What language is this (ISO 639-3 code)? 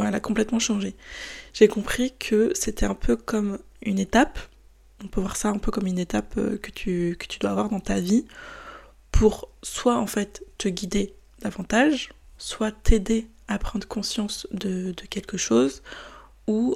fra